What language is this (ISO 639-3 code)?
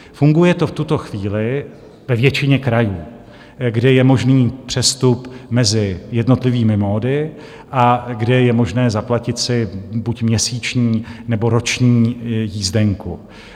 ces